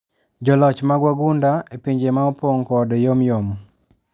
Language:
Luo (Kenya and Tanzania)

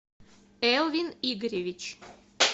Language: Russian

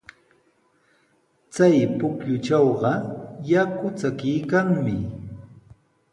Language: Sihuas Ancash Quechua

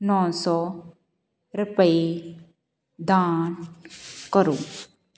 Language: Punjabi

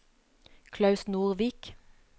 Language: Norwegian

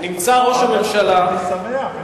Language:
Hebrew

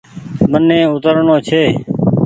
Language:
Goaria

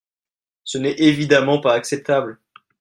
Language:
French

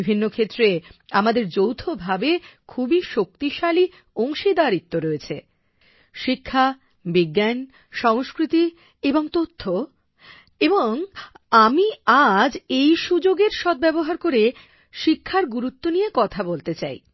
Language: Bangla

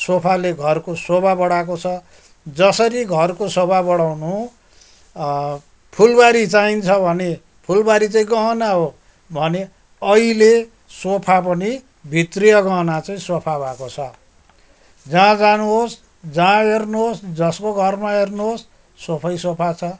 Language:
Nepali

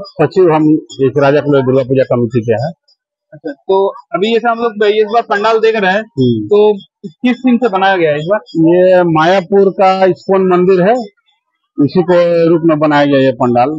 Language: Hindi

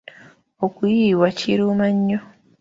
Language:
Ganda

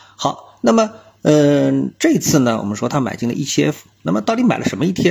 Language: Chinese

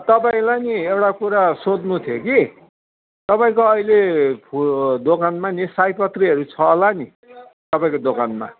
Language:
Nepali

